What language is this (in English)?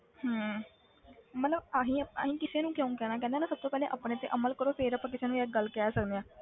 Punjabi